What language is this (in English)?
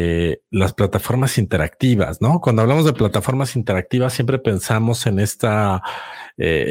Spanish